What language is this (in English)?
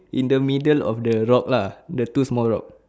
English